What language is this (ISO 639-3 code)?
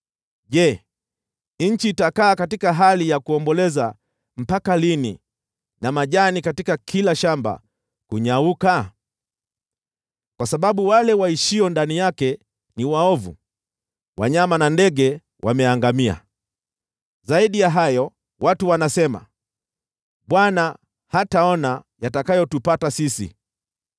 swa